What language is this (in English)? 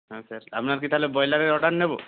Bangla